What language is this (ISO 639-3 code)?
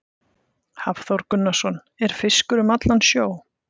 isl